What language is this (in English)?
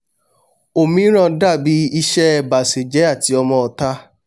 Yoruba